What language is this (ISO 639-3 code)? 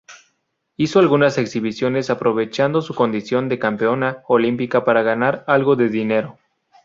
spa